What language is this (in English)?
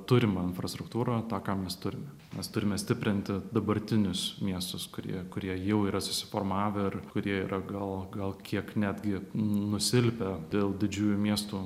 Lithuanian